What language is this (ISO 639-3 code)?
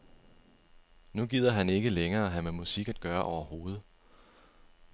dan